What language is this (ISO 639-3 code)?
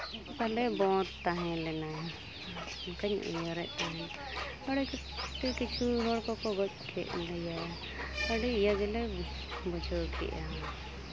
sat